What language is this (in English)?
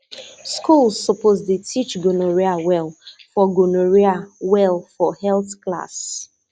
Nigerian Pidgin